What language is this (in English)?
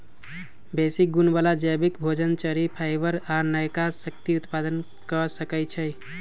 Magahi